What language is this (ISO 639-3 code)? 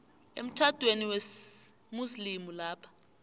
nbl